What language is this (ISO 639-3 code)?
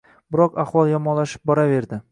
uzb